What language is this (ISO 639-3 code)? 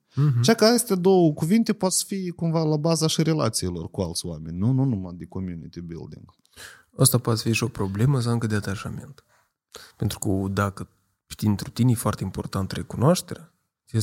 ron